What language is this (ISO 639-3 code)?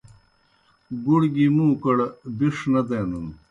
plk